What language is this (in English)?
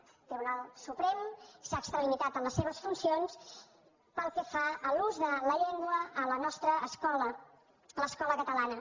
Catalan